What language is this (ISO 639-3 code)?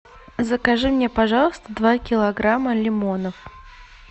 rus